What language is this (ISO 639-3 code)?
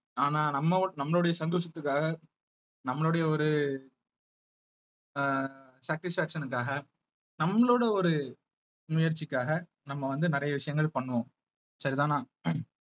tam